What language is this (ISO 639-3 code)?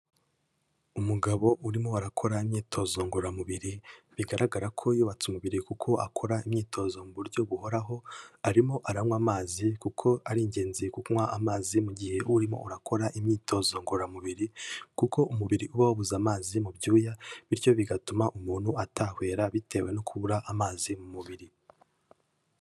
kin